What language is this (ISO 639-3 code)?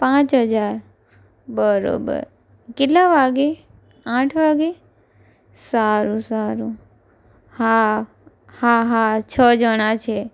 guj